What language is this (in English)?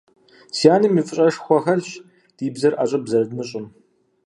Kabardian